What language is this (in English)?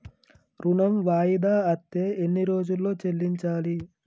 Telugu